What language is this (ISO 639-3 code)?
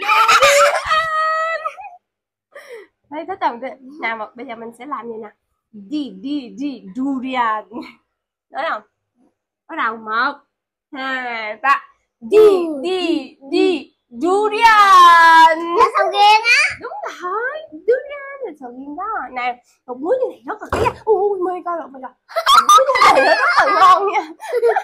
vie